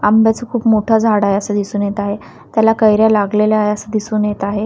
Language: Marathi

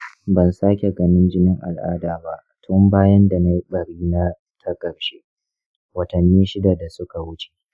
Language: Hausa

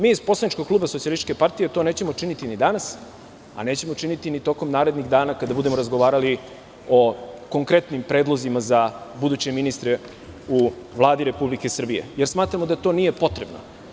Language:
Serbian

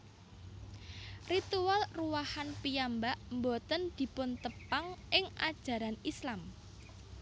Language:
Javanese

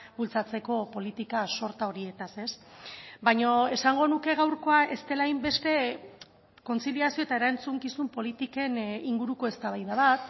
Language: Basque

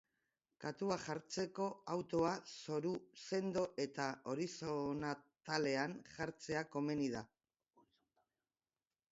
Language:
Basque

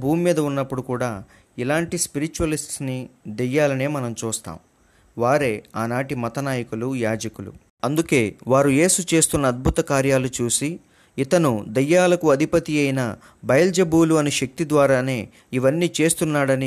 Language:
Telugu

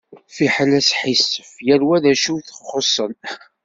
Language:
Kabyle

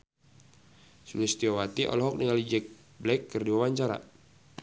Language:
Sundanese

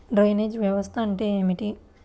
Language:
Telugu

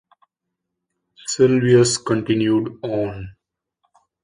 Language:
English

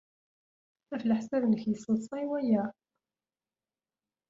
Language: Kabyle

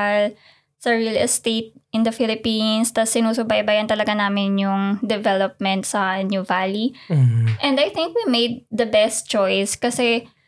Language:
Filipino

